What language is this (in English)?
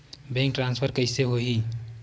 Chhattisgarhi